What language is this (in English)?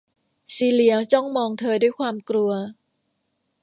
Thai